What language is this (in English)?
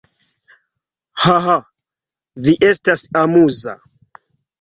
Esperanto